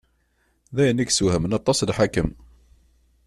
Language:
Kabyle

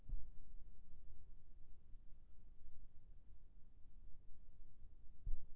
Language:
Chhattisgarhi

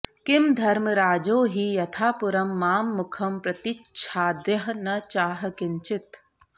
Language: Sanskrit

